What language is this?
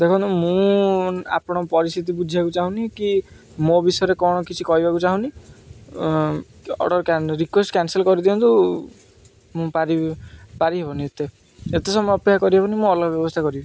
Odia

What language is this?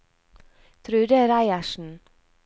Norwegian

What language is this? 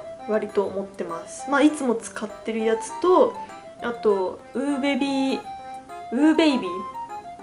Japanese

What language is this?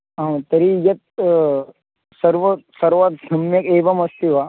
Sanskrit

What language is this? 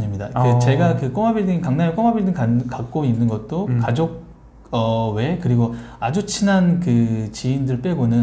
Korean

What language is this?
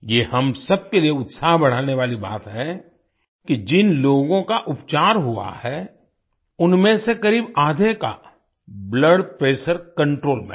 Hindi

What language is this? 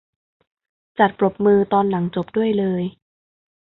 Thai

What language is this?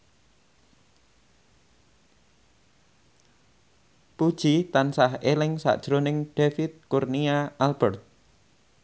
Javanese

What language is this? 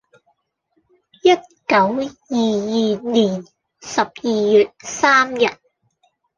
Cantonese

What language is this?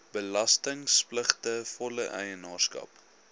Afrikaans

